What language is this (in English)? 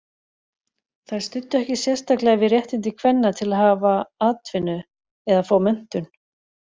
Icelandic